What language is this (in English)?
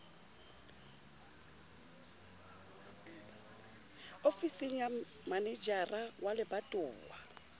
Southern Sotho